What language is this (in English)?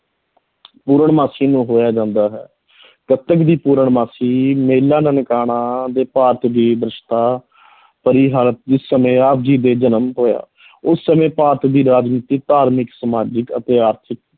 Punjabi